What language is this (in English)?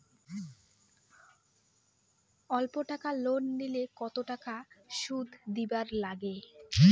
Bangla